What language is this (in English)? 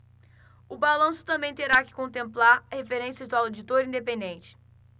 Portuguese